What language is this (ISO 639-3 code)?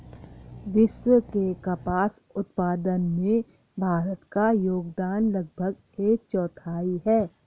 hin